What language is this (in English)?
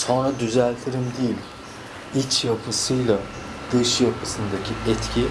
Turkish